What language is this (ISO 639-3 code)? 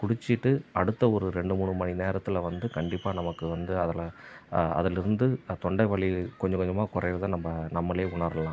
tam